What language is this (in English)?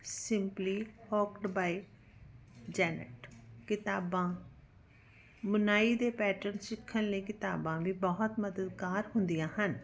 Punjabi